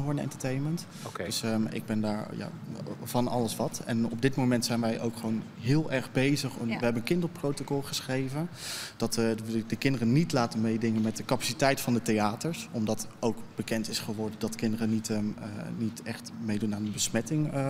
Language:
Dutch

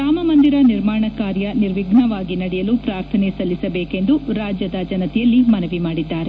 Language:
Kannada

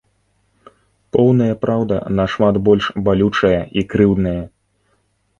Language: Belarusian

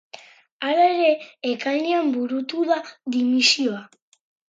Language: Basque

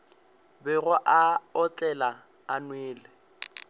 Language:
Northern Sotho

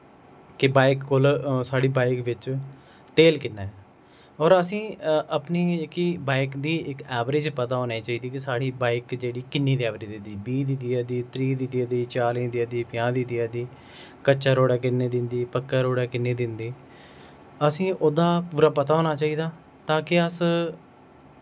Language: Dogri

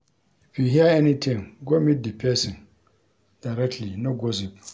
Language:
Nigerian Pidgin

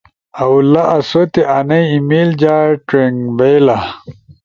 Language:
Ushojo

